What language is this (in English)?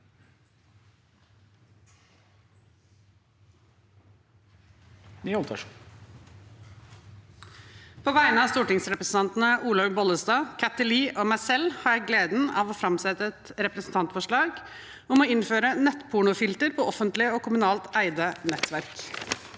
Norwegian